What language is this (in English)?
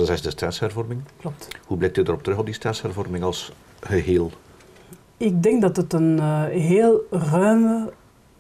Dutch